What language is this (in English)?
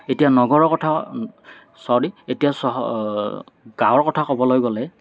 Assamese